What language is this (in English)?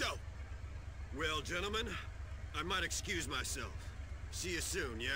Polish